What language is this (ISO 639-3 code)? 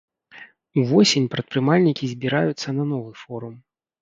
bel